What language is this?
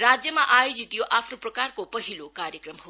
Nepali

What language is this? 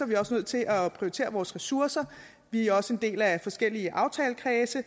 Danish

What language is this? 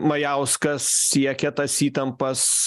Lithuanian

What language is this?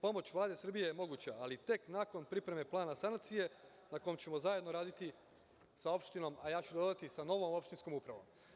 Serbian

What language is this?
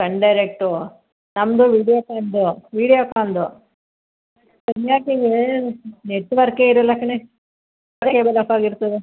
Kannada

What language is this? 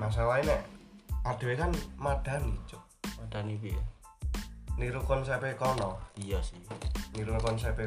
Indonesian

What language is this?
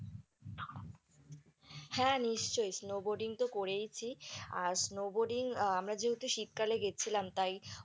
Bangla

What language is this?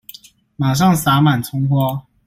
Chinese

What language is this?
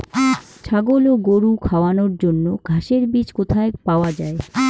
Bangla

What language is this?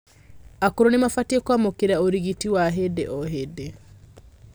Kikuyu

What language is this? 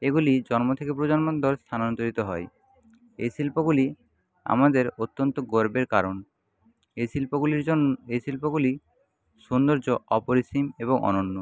Bangla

